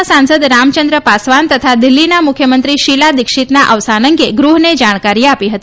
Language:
Gujarati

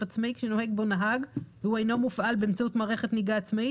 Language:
Hebrew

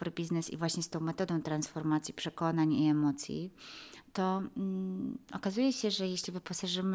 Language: Polish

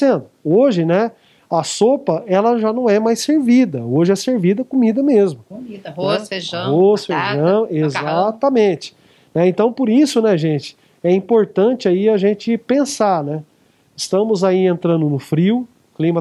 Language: Portuguese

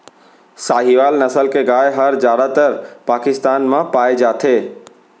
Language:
Chhattisgarhi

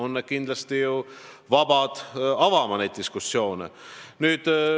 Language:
Estonian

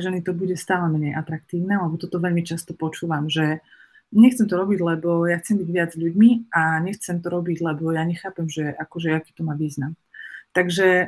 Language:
Slovak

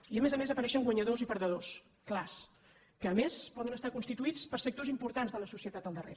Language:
Catalan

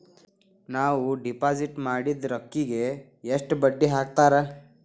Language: Kannada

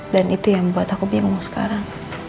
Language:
Indonesian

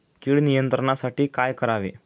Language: Marathi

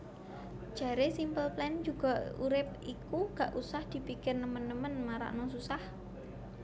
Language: Javanese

